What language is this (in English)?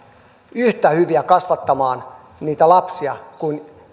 Finnish